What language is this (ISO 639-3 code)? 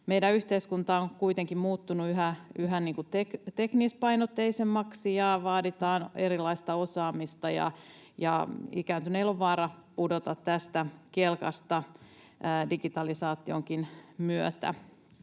fin